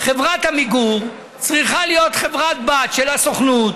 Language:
Hebrew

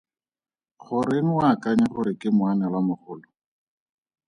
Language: Tswana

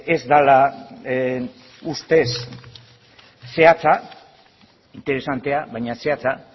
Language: Basque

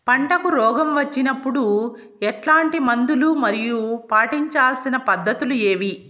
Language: Telugu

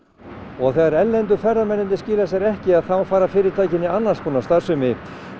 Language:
Icelandic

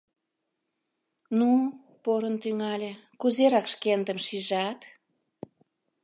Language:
Mari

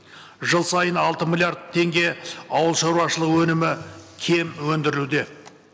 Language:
Kazakh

